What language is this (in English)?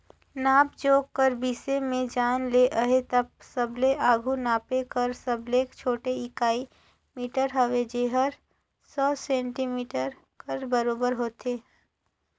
Chhattisgarhi